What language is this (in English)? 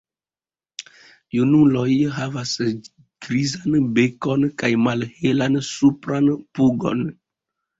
Esperanto